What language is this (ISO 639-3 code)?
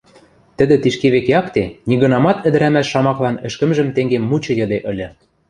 mrj